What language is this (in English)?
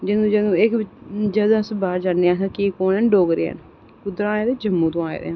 Dogri